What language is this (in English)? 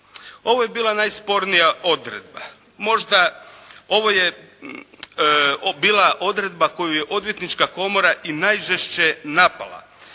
Croatian